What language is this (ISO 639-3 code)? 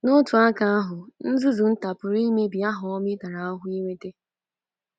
ibo